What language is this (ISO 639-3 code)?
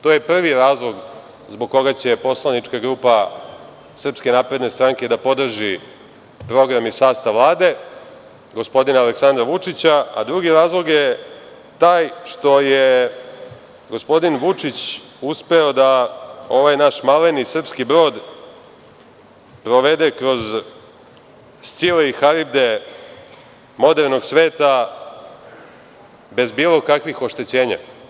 srp